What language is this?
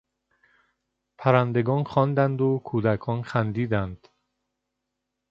Persian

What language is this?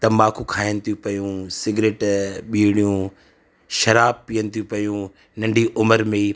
Sindhi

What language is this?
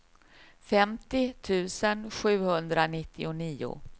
Swedish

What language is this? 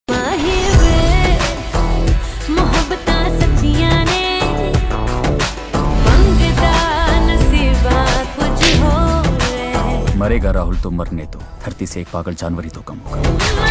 Hindi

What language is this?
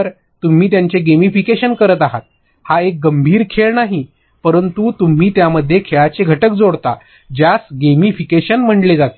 Marathi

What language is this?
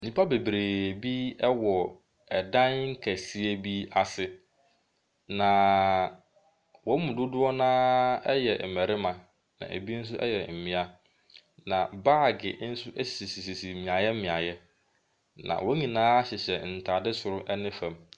Akan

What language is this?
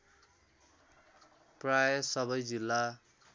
Nepali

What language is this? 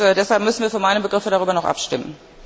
German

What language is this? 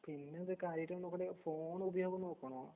Malayalam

